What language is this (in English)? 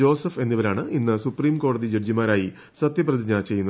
Malayalam